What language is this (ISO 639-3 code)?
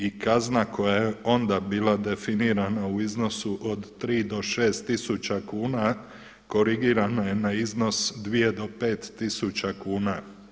hrv